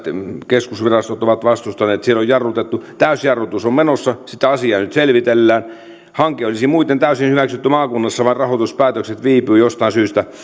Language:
Finnish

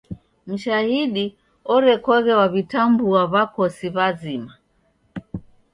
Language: Taita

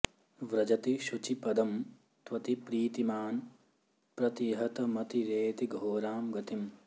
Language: Sanskrit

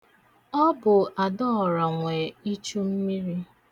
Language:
Igbo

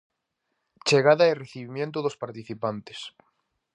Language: Galician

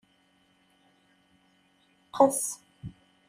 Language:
Kabyle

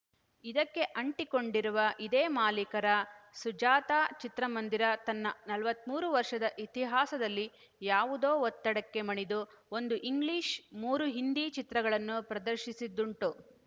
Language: Kannada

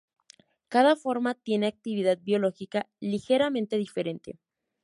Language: Spanish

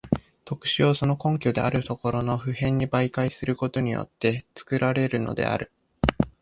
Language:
Japanese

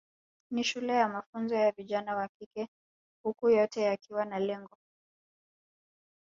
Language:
Swahili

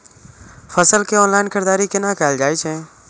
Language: Maithili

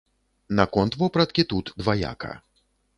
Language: Belarusian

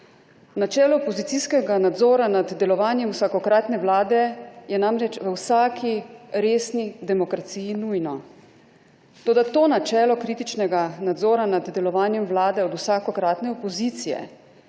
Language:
Slovenian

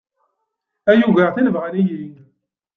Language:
Kabyle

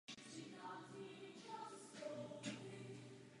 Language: Czech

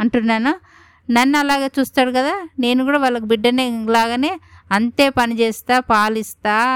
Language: Telugu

